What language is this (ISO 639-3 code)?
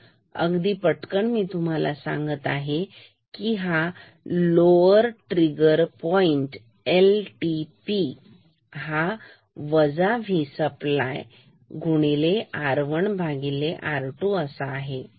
mar